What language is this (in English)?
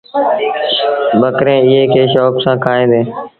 Sindhi Bhil